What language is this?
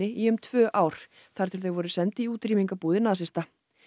Icelandic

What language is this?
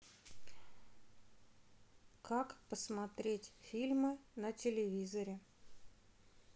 Russian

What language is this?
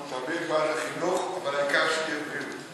Hebrew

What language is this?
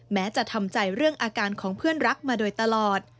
Thai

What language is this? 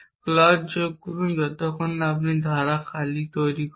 Bangla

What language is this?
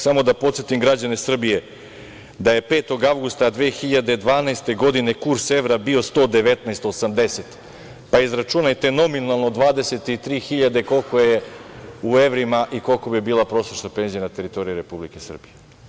Serbian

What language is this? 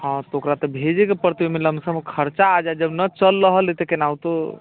Maithili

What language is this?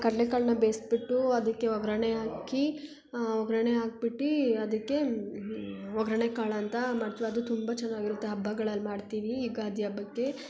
Kannada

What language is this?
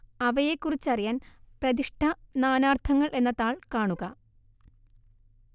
Malayalam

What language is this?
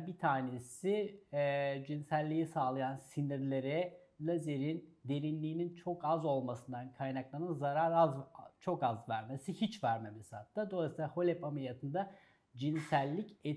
Turkish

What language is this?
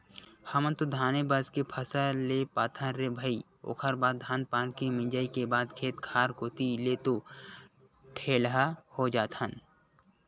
Chhattisgarhi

